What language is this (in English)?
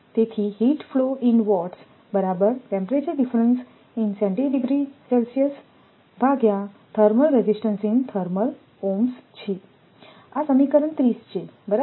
Gujarati